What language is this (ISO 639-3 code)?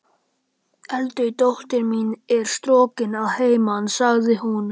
isl